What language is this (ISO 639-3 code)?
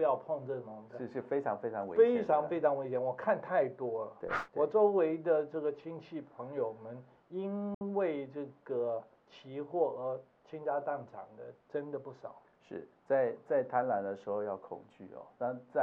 zho